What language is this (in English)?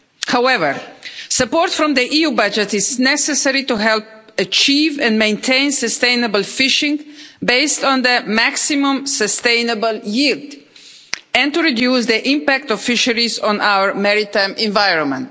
English